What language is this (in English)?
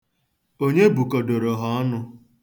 Igbo